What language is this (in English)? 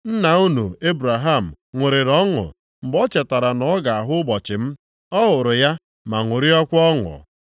Igbo